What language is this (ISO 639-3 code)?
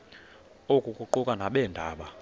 xho